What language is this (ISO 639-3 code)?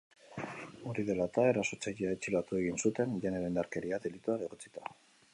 eus